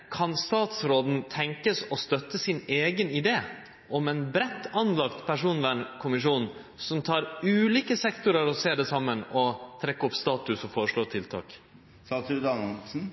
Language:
Norwegian Nynorsk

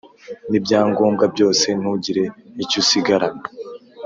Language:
Kinyarwanda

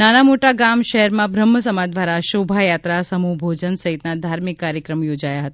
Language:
Gujarati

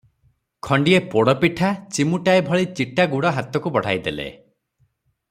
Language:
Odia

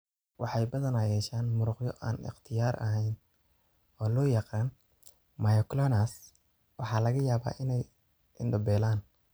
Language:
Somali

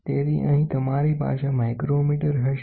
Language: Gujarati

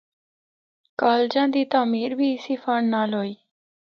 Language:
Northern Hindko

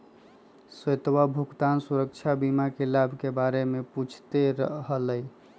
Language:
Magahi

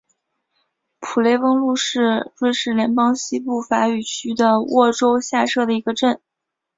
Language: Chinese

